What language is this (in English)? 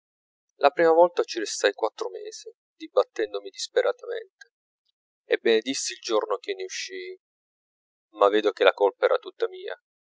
Italian